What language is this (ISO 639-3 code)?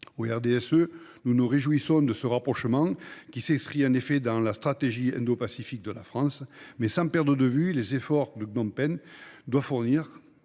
fra